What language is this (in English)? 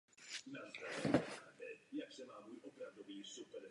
Czech